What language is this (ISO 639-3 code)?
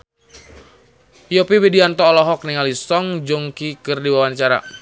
sun